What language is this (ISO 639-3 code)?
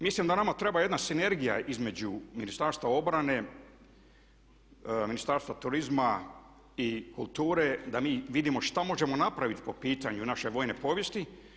hrv